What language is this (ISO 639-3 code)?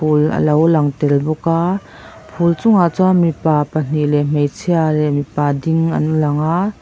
lus